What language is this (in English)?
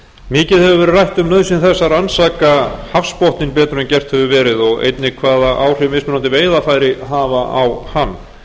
Icelandic